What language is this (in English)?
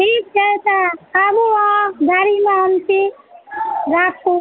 Maithili